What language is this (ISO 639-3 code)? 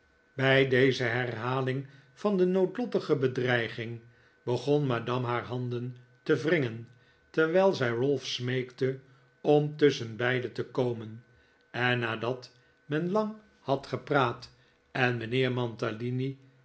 nld